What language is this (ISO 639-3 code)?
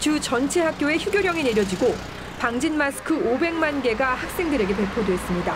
kor